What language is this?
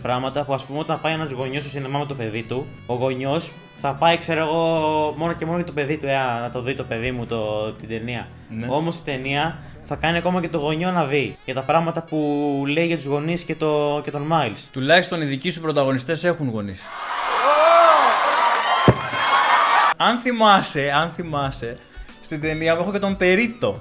Greek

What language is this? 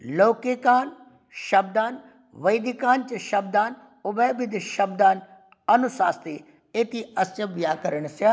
Sanskrit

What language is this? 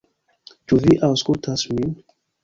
Esperanto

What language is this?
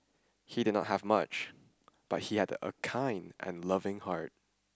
English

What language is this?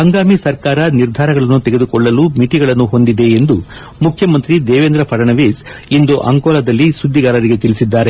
Kannada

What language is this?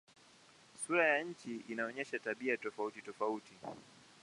Swahili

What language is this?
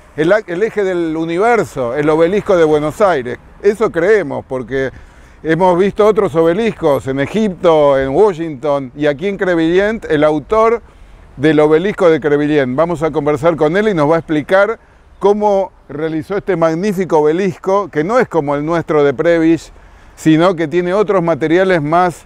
Spanish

